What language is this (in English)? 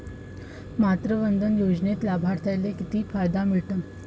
Marathi